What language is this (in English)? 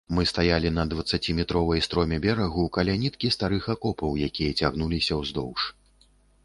Belarusian